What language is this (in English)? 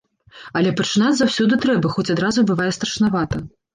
Belarusian